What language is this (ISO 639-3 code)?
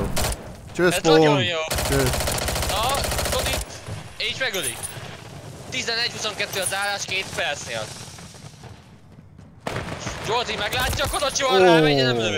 hun